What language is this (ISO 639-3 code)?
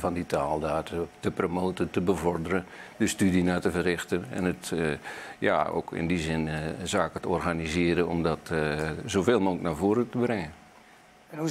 nld